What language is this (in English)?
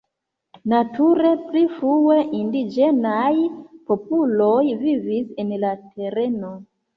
Esperanto